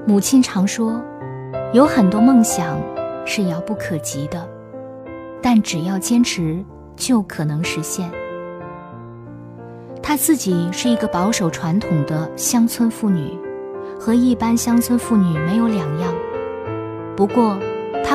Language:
Chinese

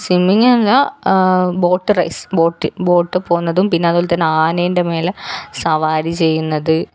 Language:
Malayalam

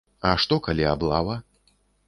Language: Belarusian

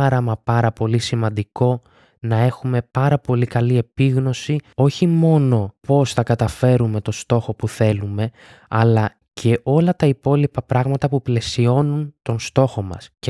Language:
Greek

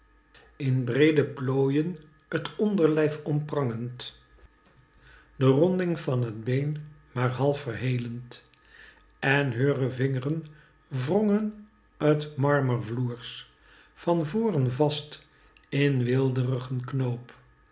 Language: Dutch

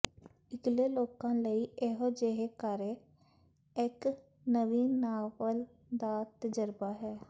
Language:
Punjabi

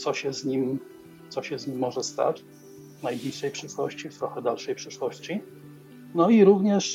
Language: Polish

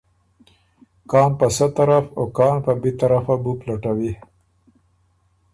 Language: Ormuri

